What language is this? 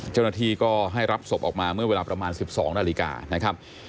Thai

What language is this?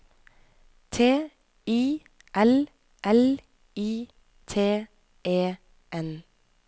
Norwegian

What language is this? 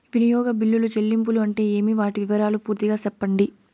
Telugu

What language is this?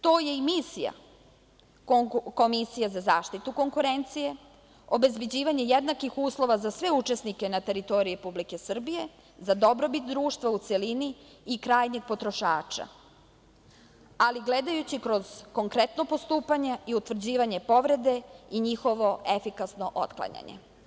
Serbian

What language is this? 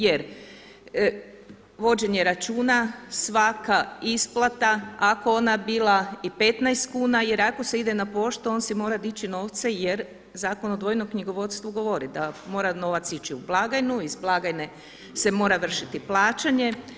Croatian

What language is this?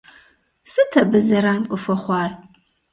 Kabardian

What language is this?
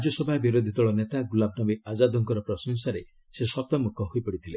Odia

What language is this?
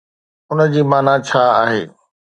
Sindhi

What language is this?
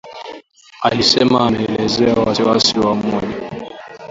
Swahili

